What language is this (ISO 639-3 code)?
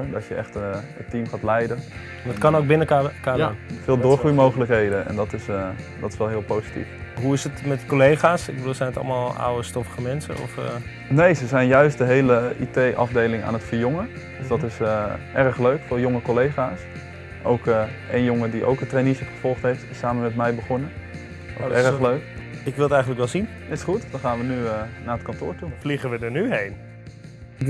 nld